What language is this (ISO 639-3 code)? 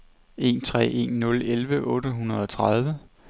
dan